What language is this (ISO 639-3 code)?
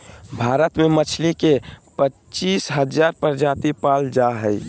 mag